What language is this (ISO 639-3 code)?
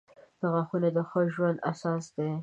pus